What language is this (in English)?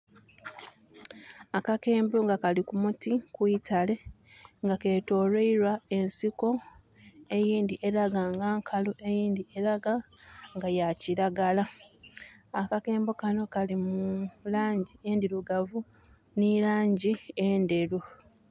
Soga